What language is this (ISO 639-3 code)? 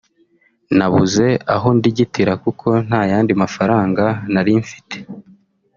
kin